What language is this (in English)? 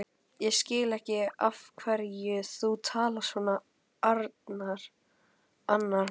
Icelandic